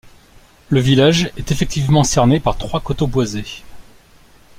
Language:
French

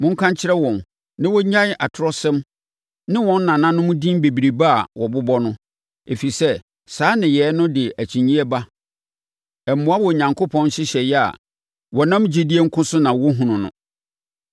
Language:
Akan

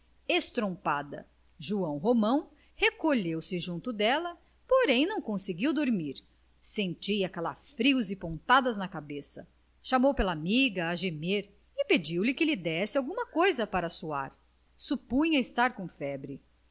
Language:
Portuguese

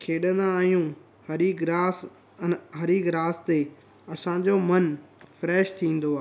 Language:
Sindhi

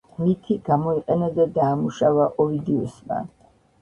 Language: Georgian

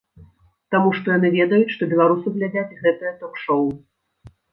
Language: Belarusian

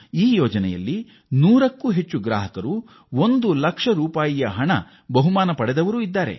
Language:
Kannada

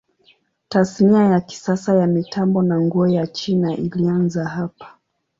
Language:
Swahili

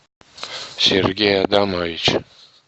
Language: Russian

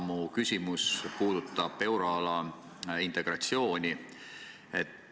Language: Estonian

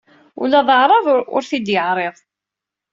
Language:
Kabyle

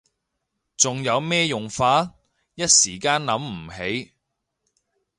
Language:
Cantonese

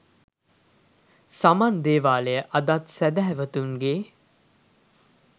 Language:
Sinhala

